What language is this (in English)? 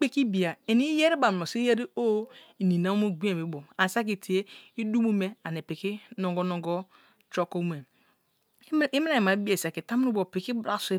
Kalabari